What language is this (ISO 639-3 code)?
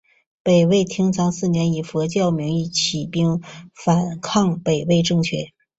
zho